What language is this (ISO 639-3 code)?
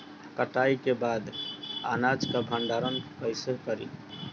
bho